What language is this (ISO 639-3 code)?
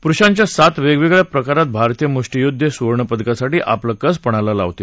mar